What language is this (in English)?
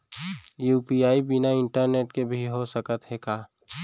Chhattisgarhi